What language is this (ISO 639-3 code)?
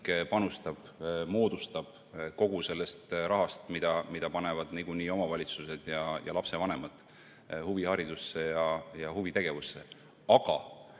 est